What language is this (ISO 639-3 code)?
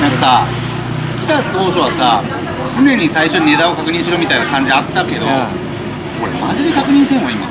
jpn